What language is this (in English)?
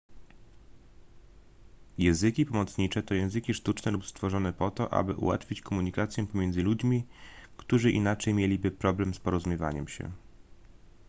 Polish